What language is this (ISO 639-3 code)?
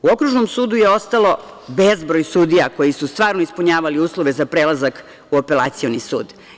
srp